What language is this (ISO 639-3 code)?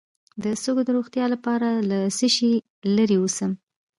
pus